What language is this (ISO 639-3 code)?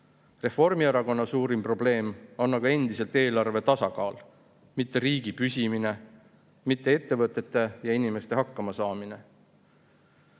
est